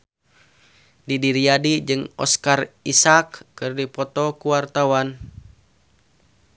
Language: Sundanese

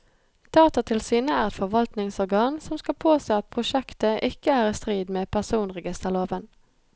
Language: Norwegian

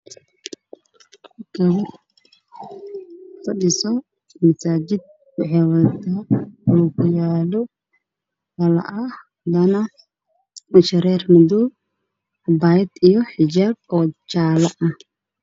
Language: Somali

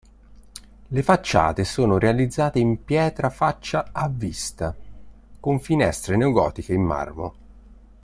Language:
Italian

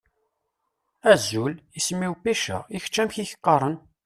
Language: Kabyle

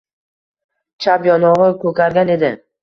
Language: Uzbek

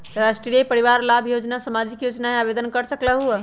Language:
Magahi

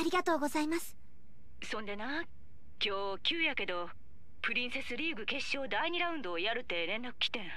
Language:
Japanese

